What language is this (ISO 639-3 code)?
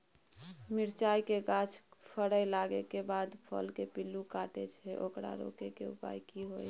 mai